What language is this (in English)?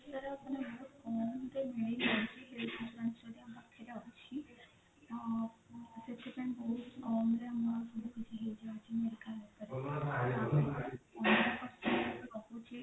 Odia